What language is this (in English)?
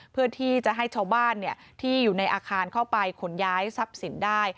Thai